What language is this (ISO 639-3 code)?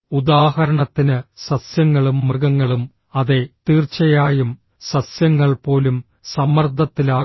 mal